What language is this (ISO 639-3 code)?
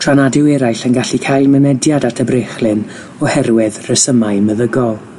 cym